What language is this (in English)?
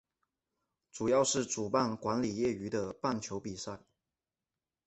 Chinese